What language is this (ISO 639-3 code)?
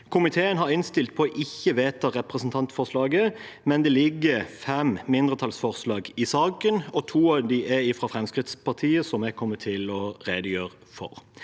nor